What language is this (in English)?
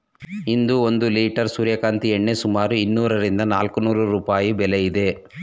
Kannada